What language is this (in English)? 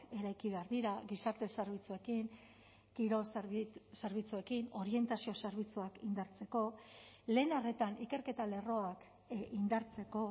Basque